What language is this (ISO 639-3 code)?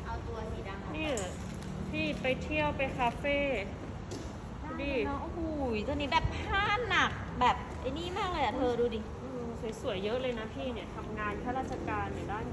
tha